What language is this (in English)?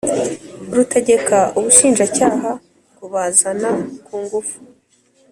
Kinyarwanda